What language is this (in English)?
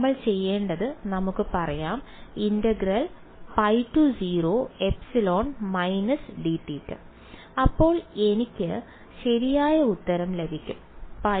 Malayalam